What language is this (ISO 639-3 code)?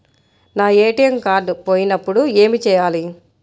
tel